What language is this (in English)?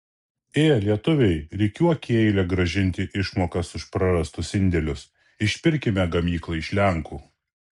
Lithuanian